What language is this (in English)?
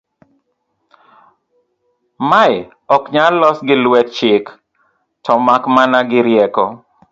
Luo (Kenya and Tanzania)